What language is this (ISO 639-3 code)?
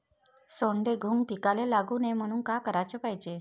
mar